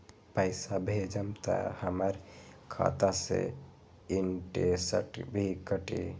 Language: Magahi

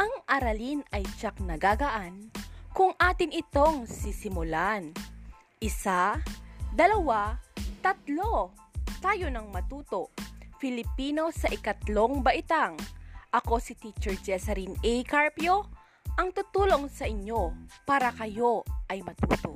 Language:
Filipino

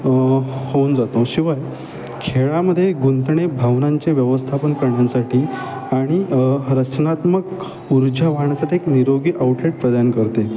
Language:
Marathi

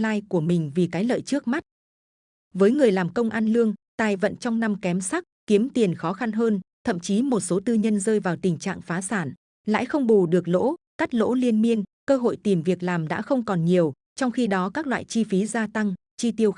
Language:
Vietnamese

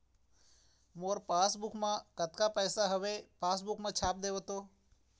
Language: Chhattisgarhi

